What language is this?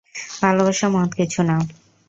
Bangla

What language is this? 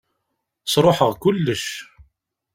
Kabyle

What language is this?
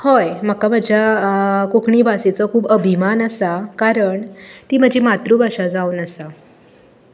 Konkani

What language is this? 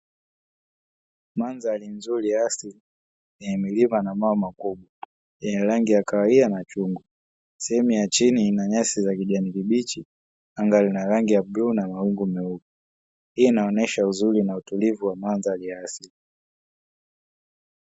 Swahili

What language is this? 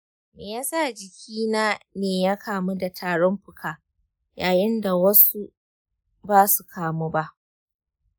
Hausa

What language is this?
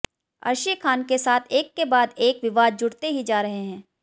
Hindi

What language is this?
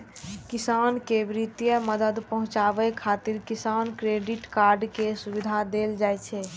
Maithili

